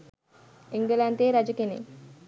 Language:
Sinhala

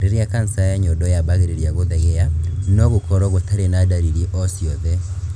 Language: Kikuyu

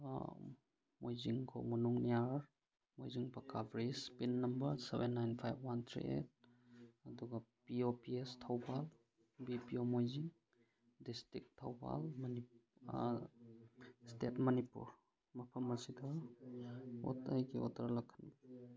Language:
Manipuri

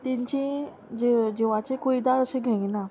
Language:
Konkani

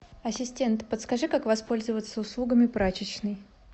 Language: Russian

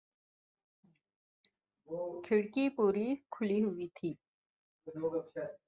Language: Urdu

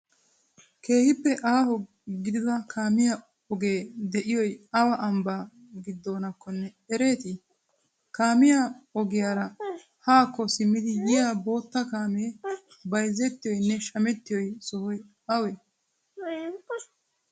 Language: Wolaytta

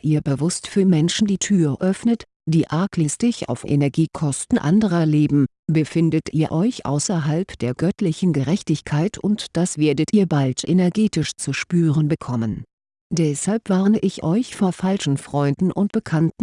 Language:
German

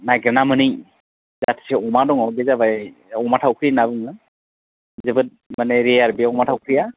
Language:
Bodo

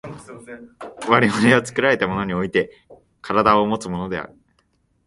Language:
Japanese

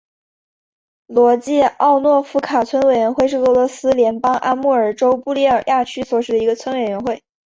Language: Chinese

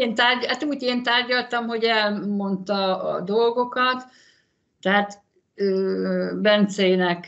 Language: Hungarian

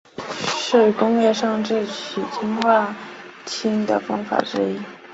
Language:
Chinese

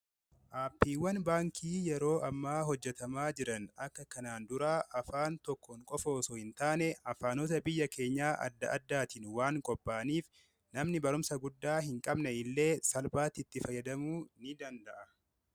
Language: Oromo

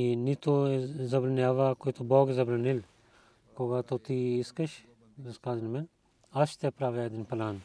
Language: Bulgarian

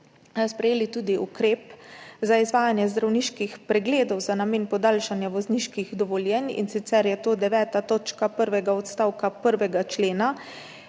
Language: Slovenian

